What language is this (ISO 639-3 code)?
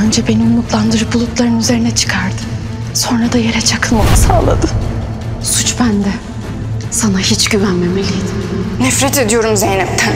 tur